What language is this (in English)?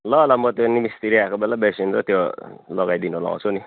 Nepali